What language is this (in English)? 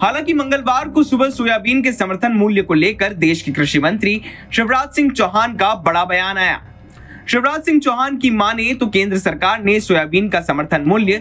Hindi